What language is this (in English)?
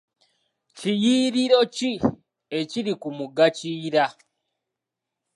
Ganda